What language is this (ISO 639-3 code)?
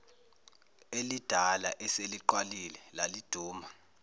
zul